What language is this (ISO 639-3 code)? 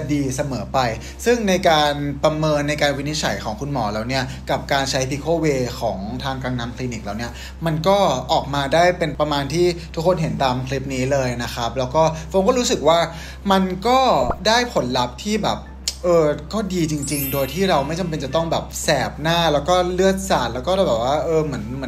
tha